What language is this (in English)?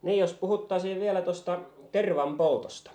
Finnish